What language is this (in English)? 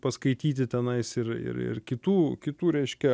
Lithuanian